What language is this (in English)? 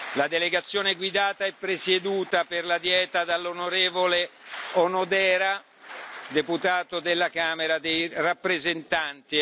Italian